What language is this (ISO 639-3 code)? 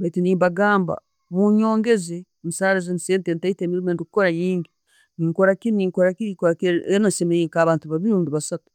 ttj